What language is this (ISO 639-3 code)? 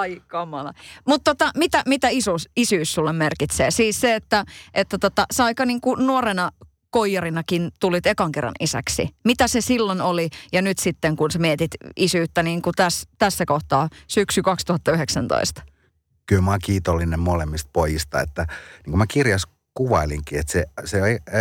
fin